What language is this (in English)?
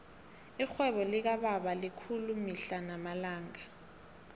South Ndebele